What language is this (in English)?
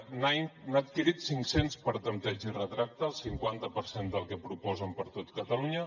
Catalan